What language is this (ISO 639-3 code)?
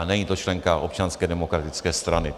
ces